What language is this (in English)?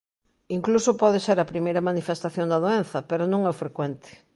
Galician